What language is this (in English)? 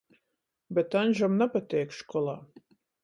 Latgalian